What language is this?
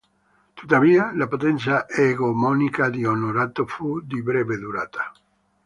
Italian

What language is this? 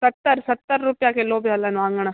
Sindhi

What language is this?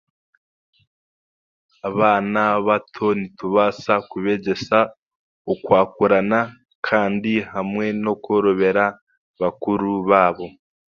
Chiga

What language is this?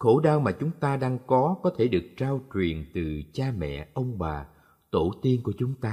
Vietnamese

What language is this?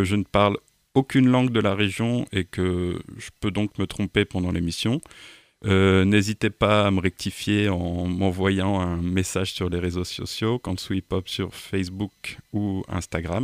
French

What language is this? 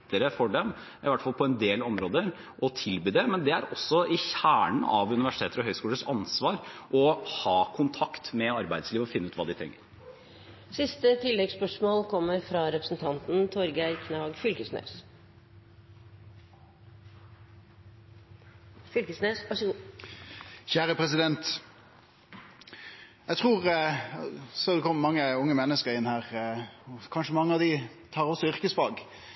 Norwegian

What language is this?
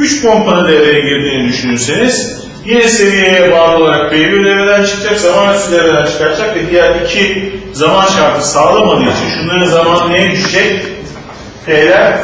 Turkish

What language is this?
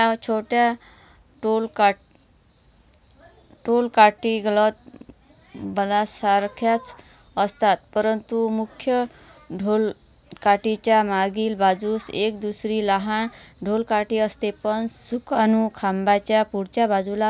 Marathi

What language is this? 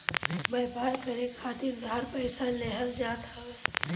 Bhojpuri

